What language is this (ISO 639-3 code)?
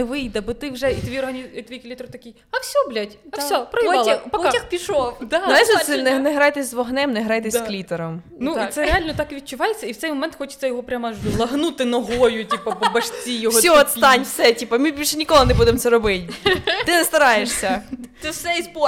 ukr